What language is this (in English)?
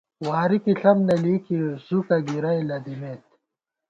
Gawar-Bati